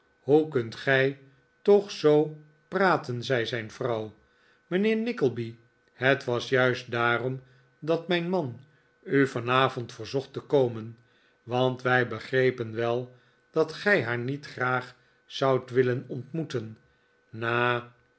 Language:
Dutch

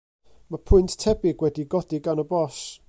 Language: Welsh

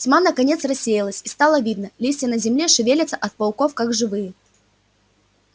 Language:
Russian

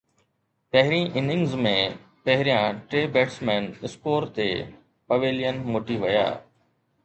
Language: Sindhi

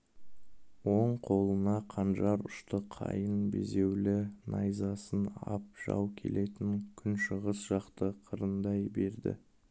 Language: Kazakh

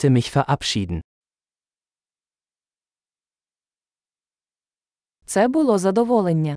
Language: Ukrainian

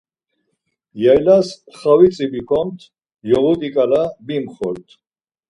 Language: Laz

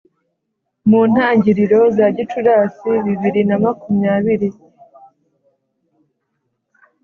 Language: Kinyarwanda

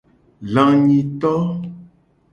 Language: Gen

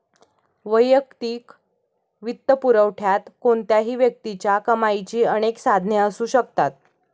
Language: Marathi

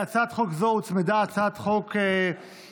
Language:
Hebrew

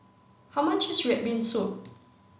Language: English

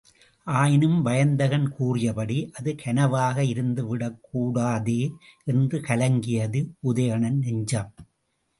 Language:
Tamil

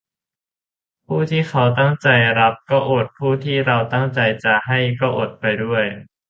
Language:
Thai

